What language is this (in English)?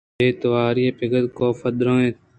Eastern Balochi